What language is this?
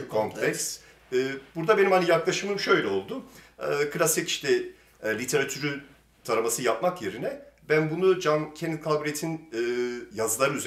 Turkish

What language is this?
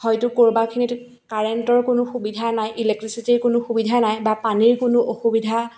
Assamese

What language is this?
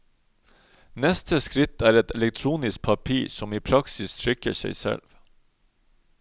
Norwegian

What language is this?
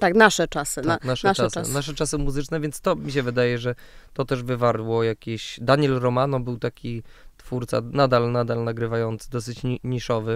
Polish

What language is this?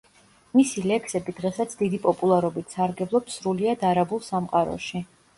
Georgian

